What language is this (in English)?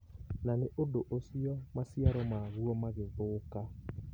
Kikuyu